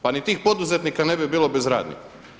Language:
Croatian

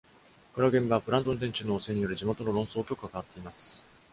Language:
Japanese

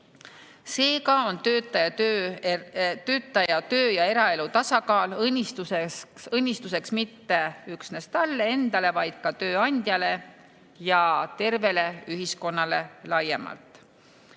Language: Estonian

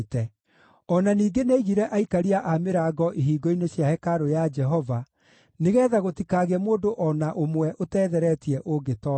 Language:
Kikuyu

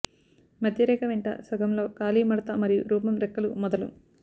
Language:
Telugu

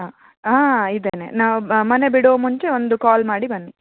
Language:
Kannada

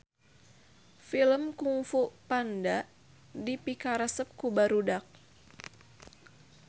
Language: Sundanese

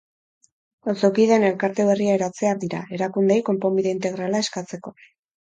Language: Basque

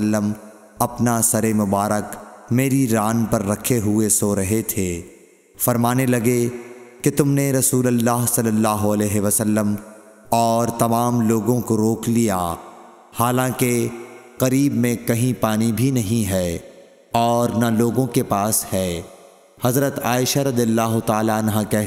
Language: Urdu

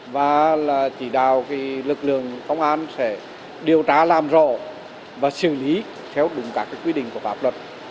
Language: Vietnamese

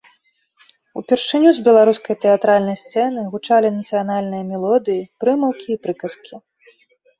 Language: Belarusian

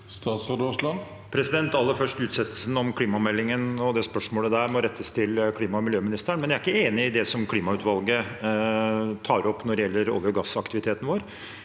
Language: Norwegian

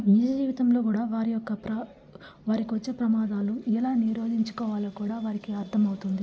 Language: Telugu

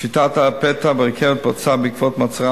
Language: Hebrew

